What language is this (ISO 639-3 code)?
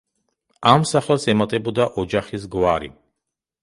kat